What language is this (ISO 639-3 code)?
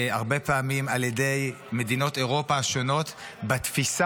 heb